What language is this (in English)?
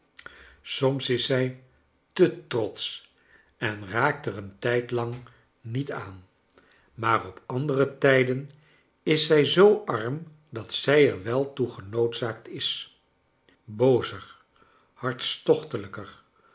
Dutch